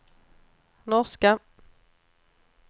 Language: Swedish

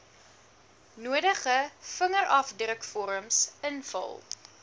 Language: Afrikaans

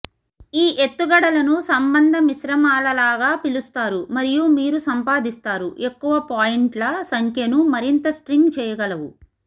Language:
Telugu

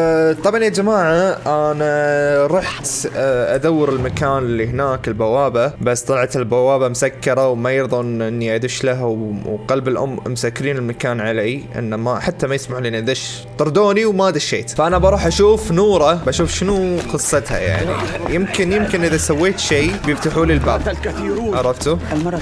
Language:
Arabic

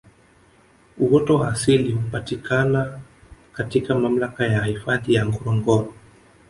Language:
Swahili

